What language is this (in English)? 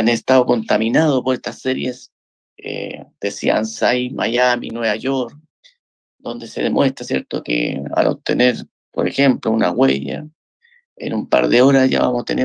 Spanish